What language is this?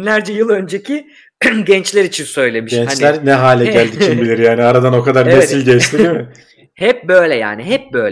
Turkish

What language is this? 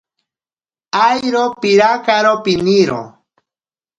Ashéninka Perené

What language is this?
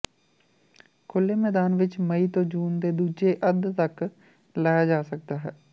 Punjabi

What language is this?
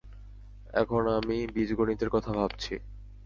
Bangla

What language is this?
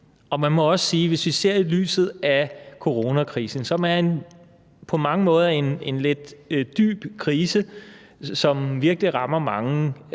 Danish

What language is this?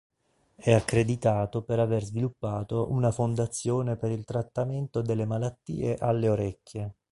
Italian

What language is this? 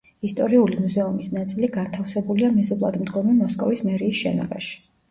Georgian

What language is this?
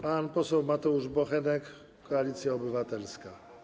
Polish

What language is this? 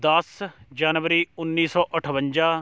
Punjabi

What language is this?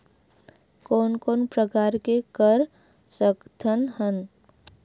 Chhattisgarhi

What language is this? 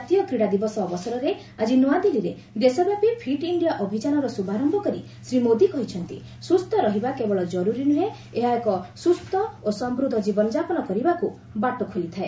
Odia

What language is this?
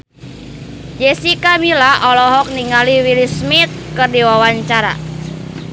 Sundanese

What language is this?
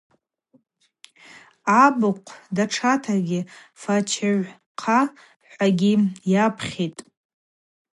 Abaza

